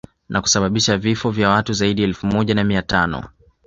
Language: Swahili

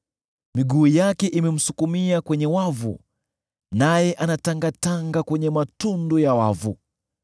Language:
Swahili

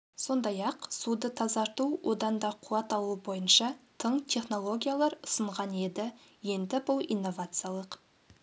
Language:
Kazakh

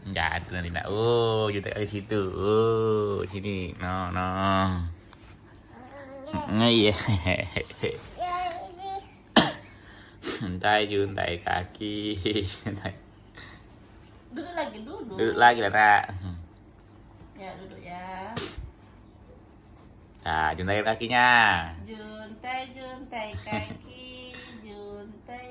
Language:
Indonesian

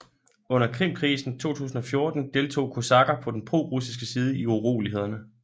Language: Danish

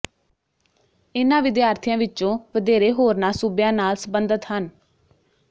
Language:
Punjabi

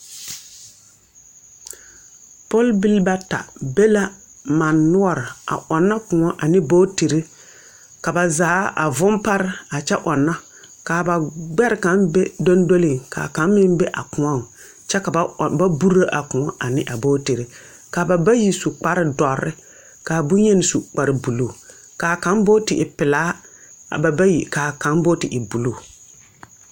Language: Southern Dagaare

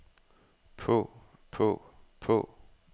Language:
Danish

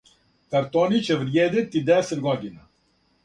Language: Serbian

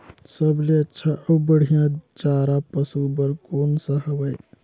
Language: Chhattisgarhi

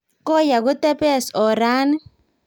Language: Kalenjin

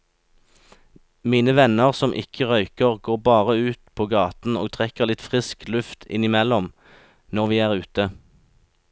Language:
Norwegian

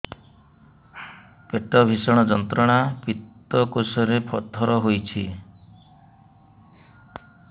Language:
Odia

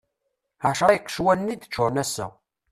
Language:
Kabyle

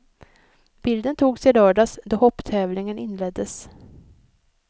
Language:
Swedish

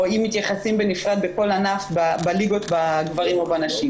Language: Hebrew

